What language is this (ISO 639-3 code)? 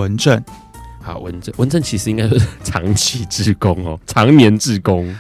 zho